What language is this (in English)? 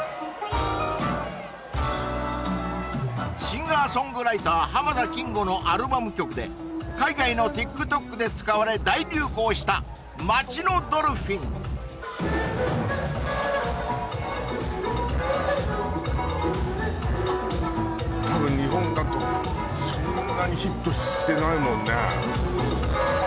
Japanese